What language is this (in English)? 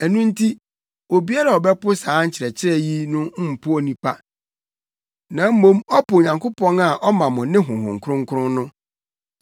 Akan